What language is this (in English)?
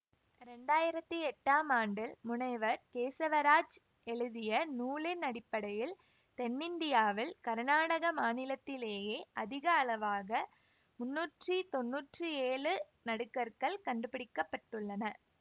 Tamil